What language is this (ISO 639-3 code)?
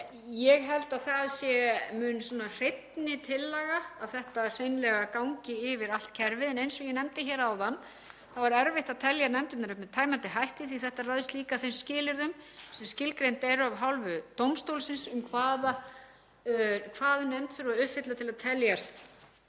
isl